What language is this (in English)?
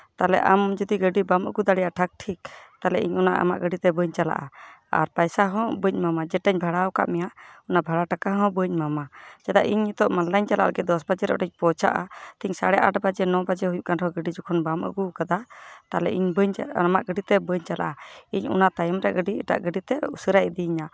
Santali